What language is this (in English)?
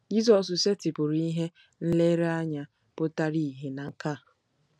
Igbo